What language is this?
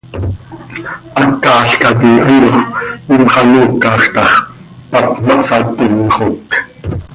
Seri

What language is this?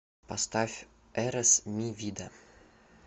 Russian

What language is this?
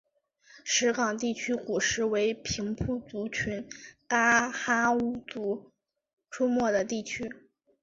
Chinese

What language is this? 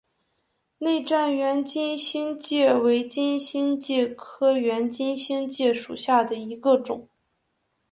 Chinese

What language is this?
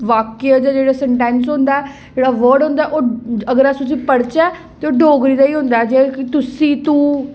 Dogri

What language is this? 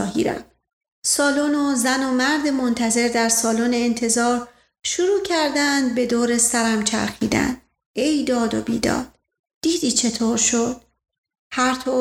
Persian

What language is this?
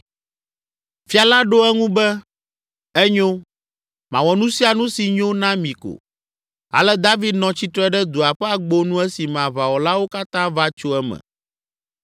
Ewe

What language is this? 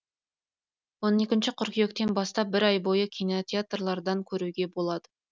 Kazakh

